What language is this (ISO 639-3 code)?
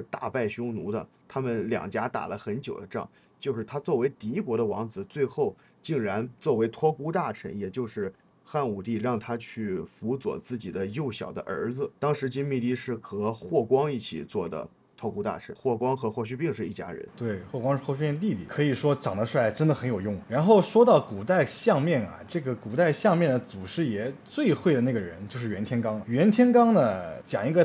zho